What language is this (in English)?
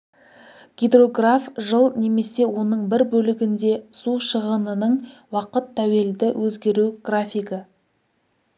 Kazakh